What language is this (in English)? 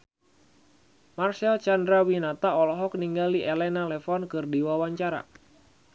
Sundanese